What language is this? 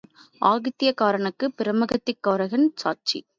Tamil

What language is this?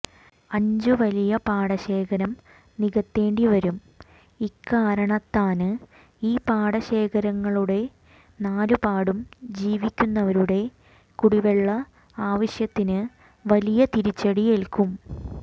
Malayalam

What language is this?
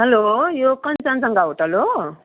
Nepali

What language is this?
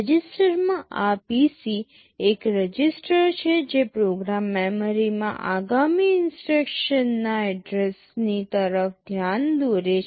Gujarati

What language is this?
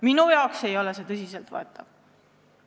Estonian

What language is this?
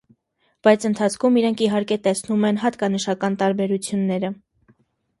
Armenian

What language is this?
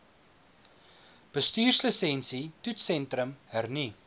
Afrikaans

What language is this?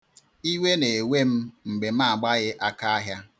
Igbo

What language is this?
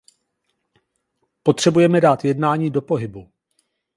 Czech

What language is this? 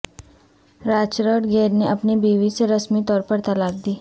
Urdu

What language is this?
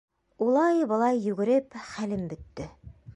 Bashkir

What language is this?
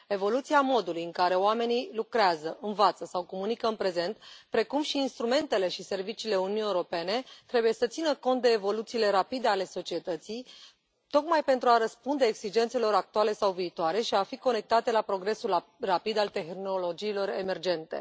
Romanian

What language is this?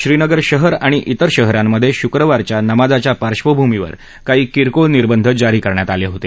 Marathi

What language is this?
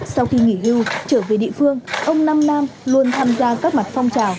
Vietnamese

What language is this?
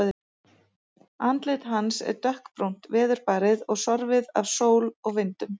Icelandic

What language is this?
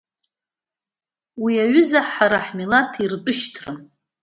Abkhazian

